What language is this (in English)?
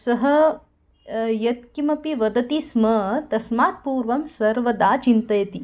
Sanskrit